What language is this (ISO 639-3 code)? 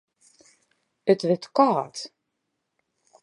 fry